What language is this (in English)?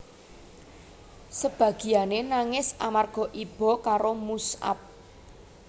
Javanese